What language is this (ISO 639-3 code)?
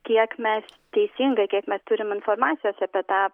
lit